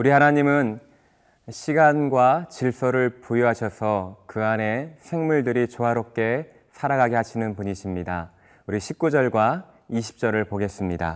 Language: Korean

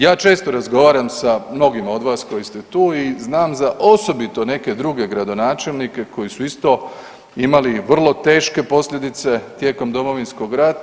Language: Croatian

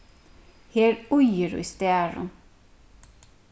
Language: Faroese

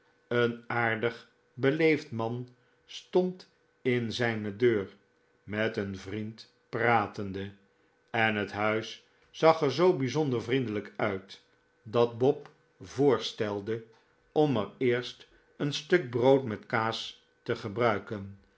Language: Dutch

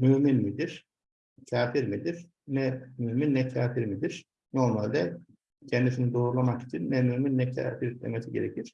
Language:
Turkish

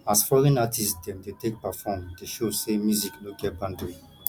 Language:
Nigerian Pidgin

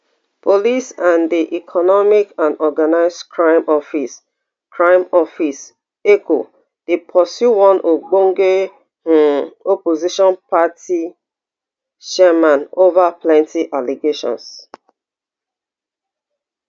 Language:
Nigerian Pidgin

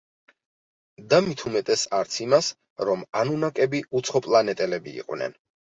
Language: Georgian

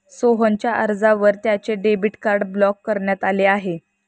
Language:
Marathi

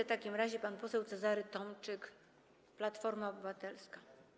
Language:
Polish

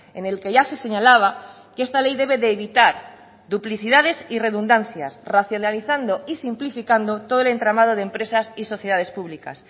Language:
Spanish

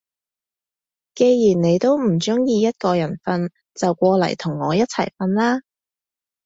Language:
Cantonese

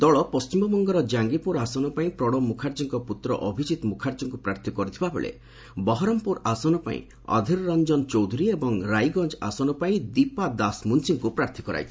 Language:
Odia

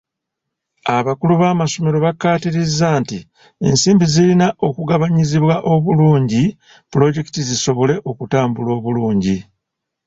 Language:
Ganda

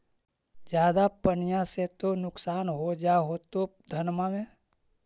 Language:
Magahi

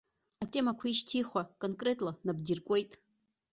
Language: Abkhazian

